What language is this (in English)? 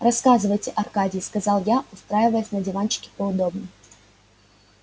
Russian